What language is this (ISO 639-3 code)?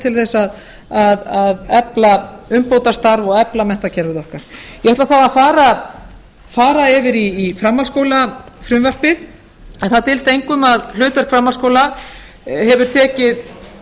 isl